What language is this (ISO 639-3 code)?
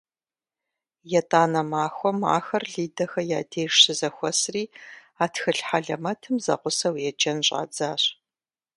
kbd